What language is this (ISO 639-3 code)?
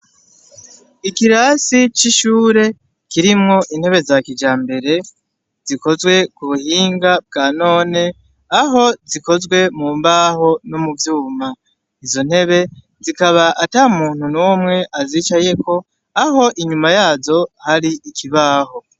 run